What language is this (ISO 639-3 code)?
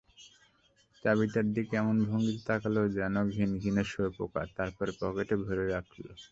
ben